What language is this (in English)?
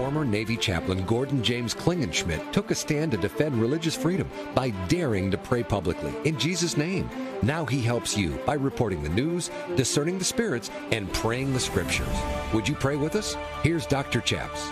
English